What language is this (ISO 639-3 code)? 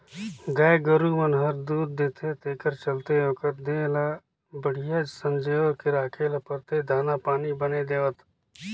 hne